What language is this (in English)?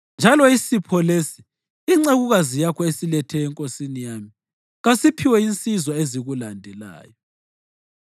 North Ndebele